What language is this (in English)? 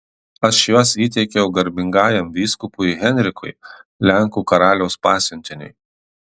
Lithuanian